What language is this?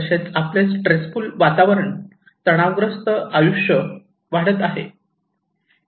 Marathi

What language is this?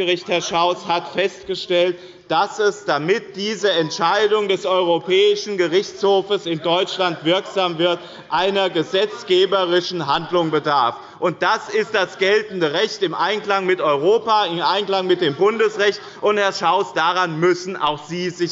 German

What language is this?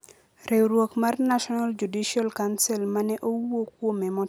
Luo (Kenya and Tanzania)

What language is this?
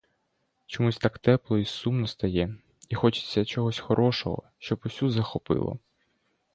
Ukrainian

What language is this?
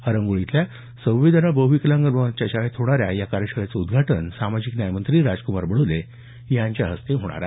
Marathi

